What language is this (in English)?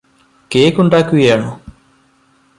Malayalam